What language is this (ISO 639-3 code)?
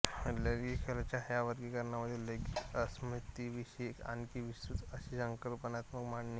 mar